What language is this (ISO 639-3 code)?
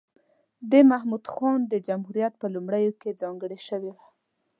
pus